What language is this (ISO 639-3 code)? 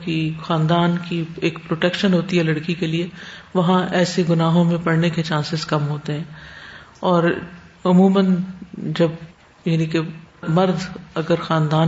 urd